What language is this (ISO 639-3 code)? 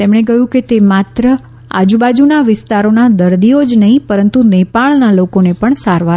guj